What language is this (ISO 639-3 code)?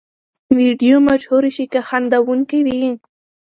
pus